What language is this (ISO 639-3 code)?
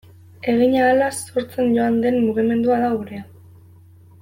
eus